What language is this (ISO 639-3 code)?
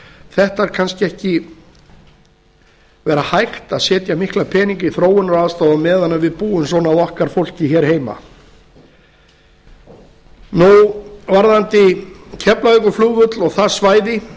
isl